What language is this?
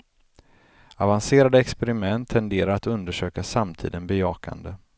Swedish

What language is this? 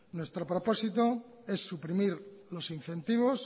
Spanish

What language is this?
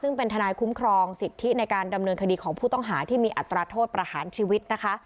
Thai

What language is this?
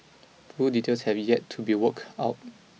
English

